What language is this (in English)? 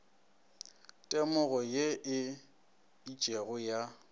Northern Sotho